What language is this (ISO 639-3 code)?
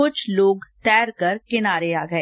hin